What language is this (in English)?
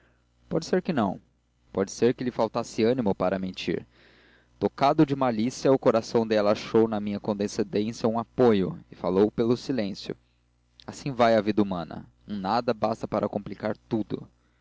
Portuguese